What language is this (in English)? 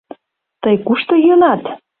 Mari